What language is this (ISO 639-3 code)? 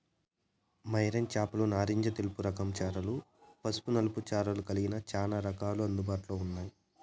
tel